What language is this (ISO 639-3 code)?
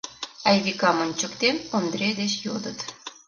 chm